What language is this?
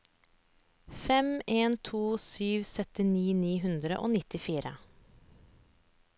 Norwegian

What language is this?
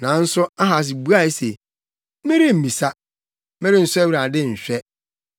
Akan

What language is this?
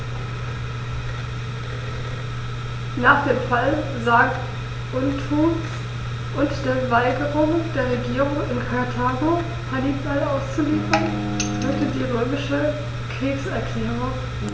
German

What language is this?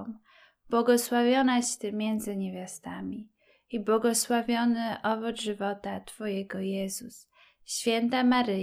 Polish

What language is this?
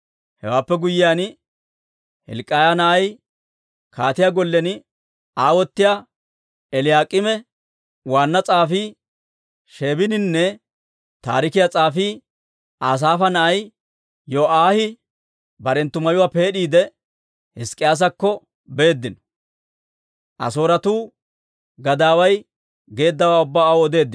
Dawro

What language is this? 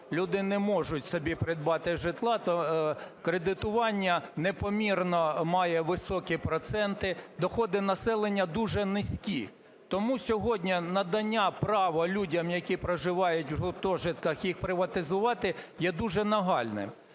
Ukrainian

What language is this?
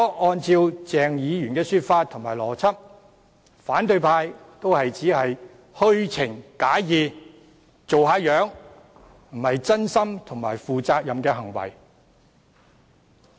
Cantonese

